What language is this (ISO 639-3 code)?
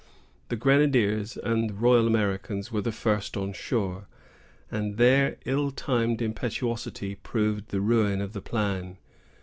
eng